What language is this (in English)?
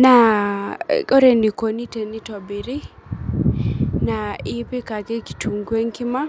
Masai